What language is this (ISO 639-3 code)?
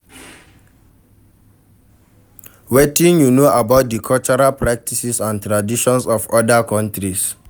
pcm